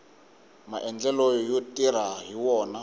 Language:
Tsonga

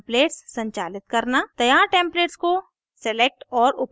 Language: Hindi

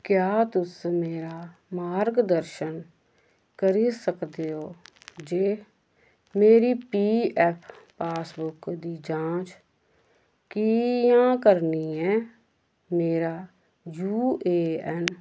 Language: Dogri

